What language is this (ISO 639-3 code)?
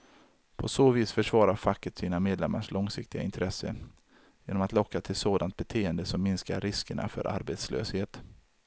swe